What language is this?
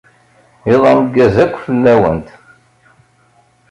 Kabyle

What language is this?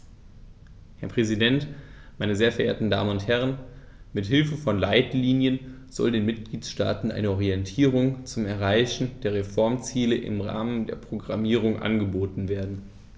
German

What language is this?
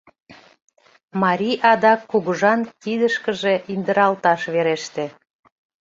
Mari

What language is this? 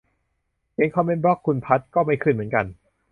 Thai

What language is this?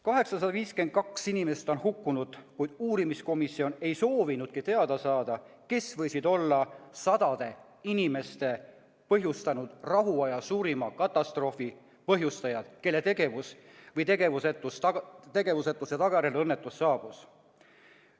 Estonian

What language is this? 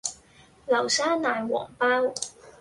Cantonese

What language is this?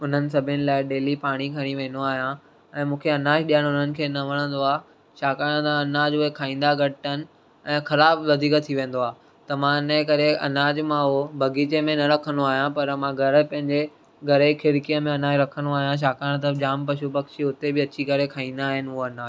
Sindhi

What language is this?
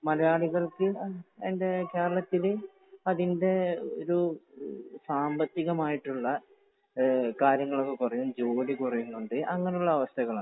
Malayalam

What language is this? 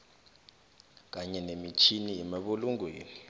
South Ndebele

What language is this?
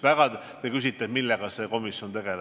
Estonian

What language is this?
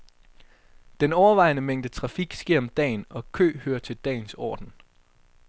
Danish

